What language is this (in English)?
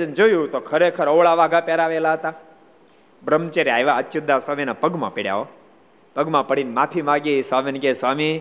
Gujarati